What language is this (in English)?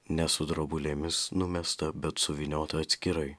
Lithuanian